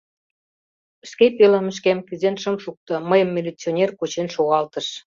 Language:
Mari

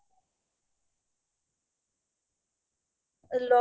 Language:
Assamese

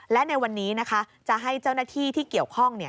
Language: Thai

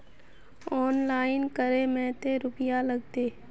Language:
Magahi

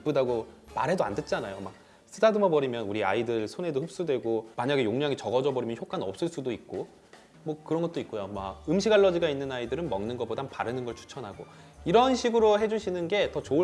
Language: Korean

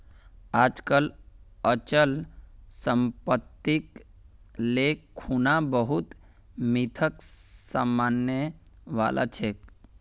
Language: Magahi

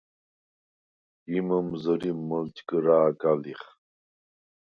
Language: Svan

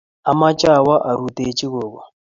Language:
Kalenjin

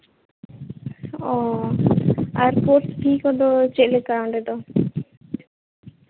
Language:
Santali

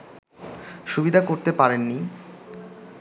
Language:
Bangla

